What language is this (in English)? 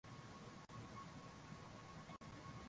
Swahili